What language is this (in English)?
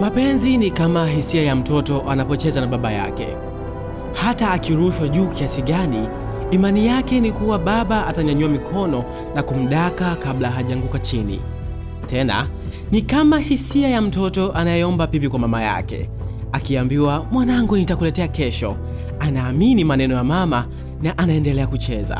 Swahili